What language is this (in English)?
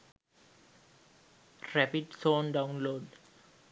Sinhala